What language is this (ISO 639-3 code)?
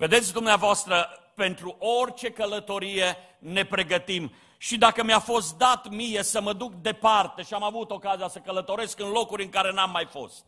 ron